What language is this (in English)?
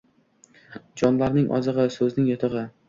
Uzbek